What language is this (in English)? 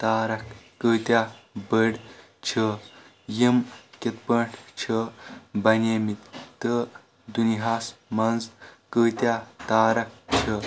Kashmiri